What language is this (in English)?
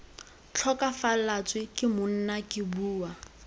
Tswana